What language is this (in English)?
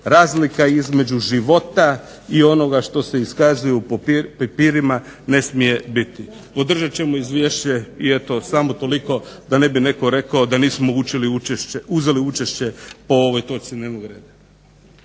Croatian